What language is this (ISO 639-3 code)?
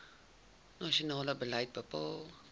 afr